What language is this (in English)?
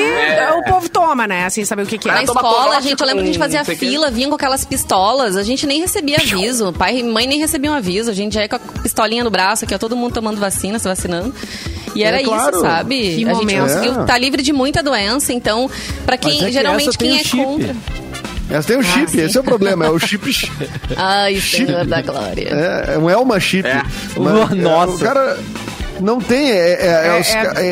Portuguese